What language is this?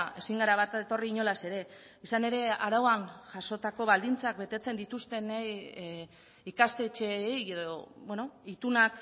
Basque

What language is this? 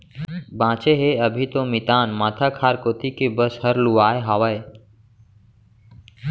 Chhattisgarhi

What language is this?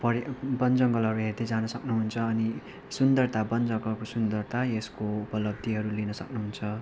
Nepali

